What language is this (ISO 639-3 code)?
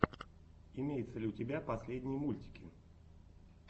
rus